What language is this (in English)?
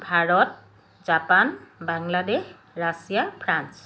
Assamese